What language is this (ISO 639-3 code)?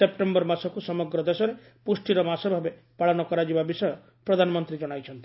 ori